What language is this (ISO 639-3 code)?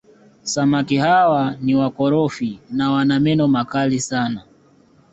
swa